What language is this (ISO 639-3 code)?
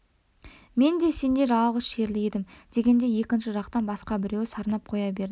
kaz